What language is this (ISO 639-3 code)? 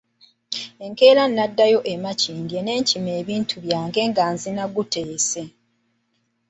lug